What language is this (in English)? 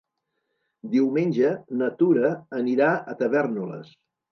Catalan